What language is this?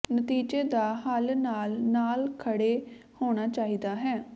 Punjabi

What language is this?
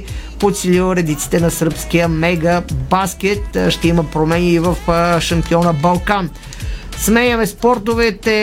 Bulgarian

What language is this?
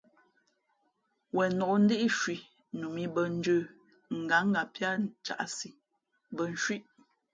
Fe'fe'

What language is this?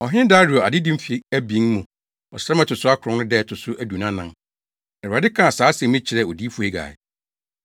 Akan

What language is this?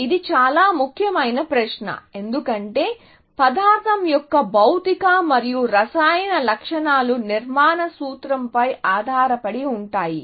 Telugu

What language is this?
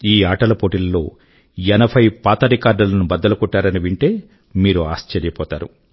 Telugu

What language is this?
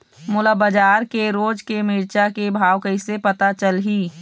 Chhattisgarhi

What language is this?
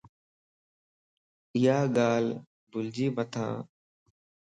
Lasi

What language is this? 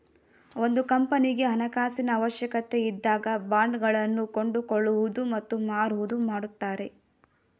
Kannada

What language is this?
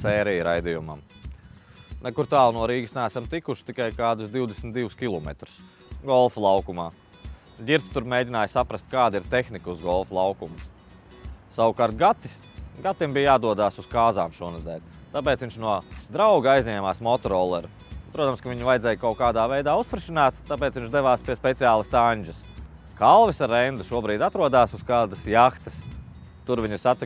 Dutch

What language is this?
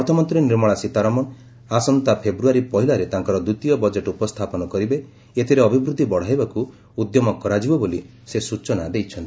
Odia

